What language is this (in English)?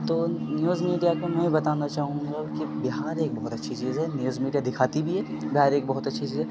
Urdu